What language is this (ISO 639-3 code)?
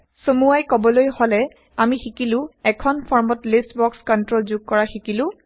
asm